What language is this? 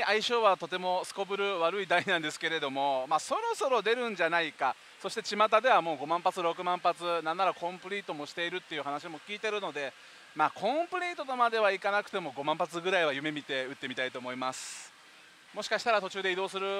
Japanese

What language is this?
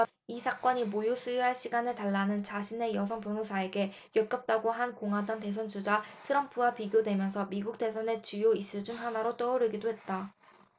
Korean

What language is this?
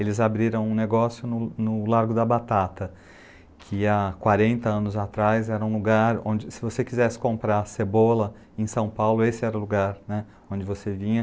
Portuguese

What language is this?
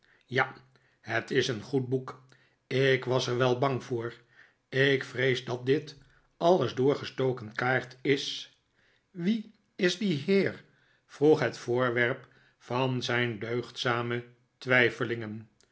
Dutch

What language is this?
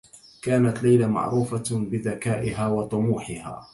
Arabic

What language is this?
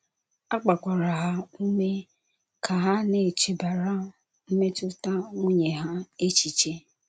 Igbo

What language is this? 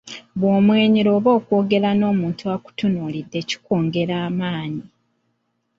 Ganda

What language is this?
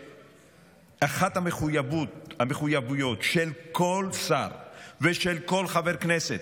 Hebrew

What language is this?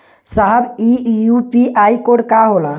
Bhojpuri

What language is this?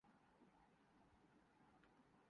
Urdu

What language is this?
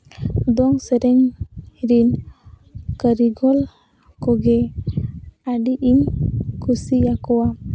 Santali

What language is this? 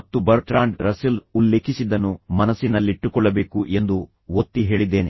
Kannada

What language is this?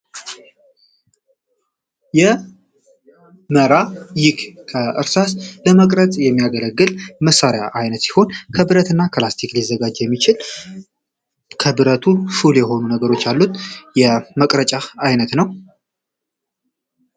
Amharic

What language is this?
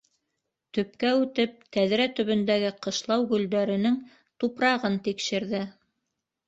Bashkir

